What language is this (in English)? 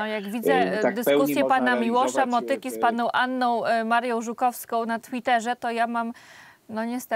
Polish